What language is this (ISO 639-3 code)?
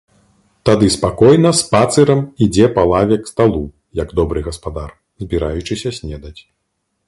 bel